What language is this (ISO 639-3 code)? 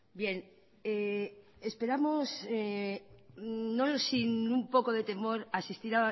spa